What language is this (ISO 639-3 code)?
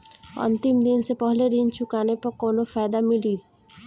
bho